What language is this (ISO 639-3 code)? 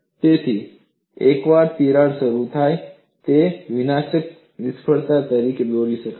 guj